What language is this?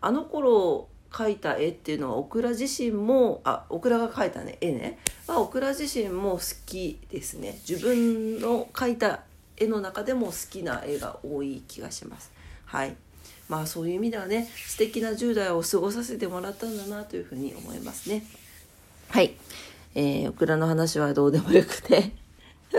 Japanese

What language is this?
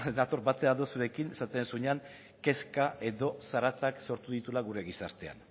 Basque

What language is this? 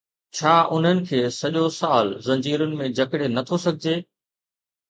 Sindhi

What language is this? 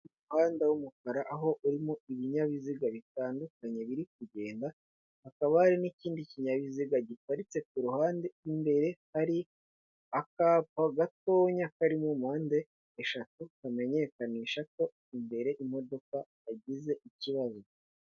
Kinyarwanda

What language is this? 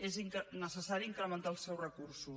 Catalan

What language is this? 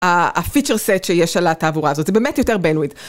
Hebrew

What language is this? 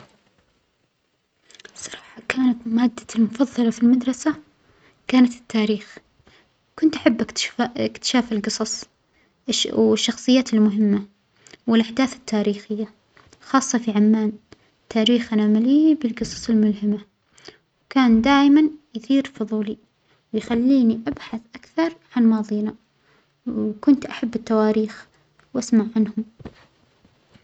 Omani Arabic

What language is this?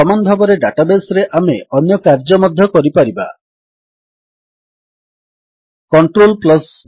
Odia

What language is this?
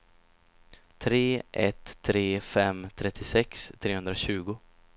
Swedish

